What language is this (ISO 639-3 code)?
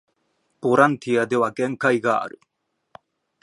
jpn